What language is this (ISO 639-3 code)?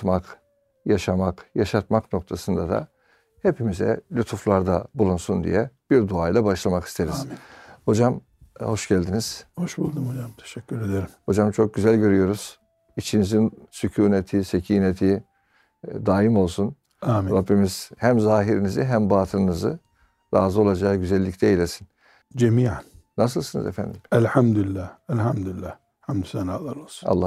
tur